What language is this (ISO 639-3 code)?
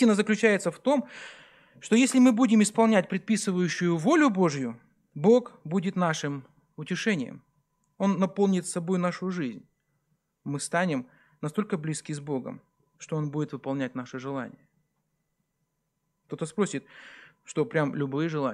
rus